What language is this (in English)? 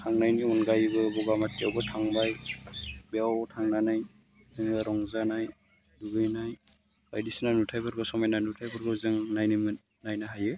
Bodo